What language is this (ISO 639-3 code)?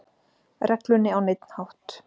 isl